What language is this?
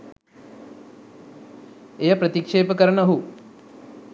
Sinhala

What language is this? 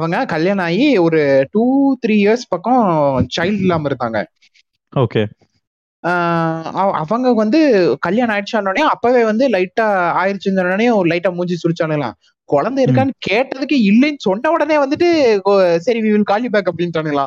Tamil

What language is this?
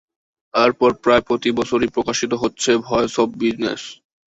Bangla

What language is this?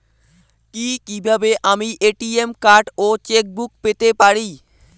Bangla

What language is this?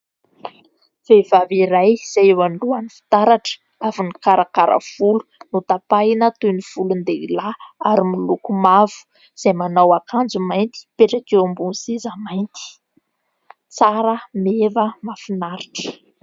Malagasy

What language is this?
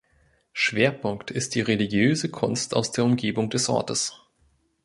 German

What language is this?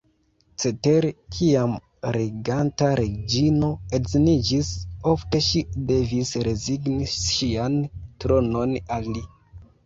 Esperanto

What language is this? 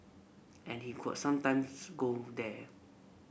English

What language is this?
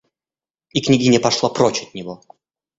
Russian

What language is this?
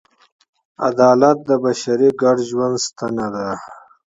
Pashto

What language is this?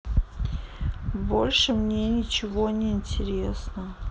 Russian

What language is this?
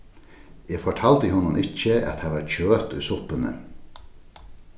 Faroese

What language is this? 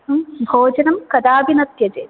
Sanskrit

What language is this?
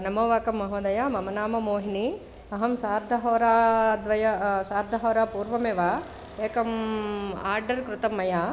Sanskrit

